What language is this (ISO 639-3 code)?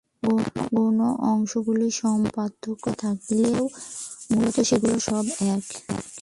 ben